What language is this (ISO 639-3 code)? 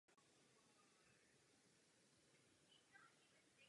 ces